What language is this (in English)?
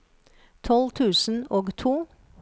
Norwegian